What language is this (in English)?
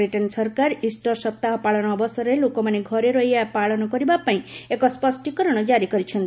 Odia